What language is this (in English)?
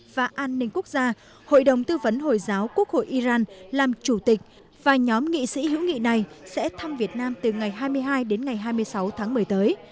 Vietnamese